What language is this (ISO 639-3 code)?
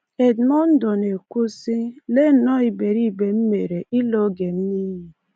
ibo